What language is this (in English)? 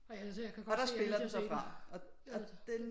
Danish